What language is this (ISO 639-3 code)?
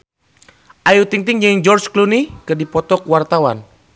sun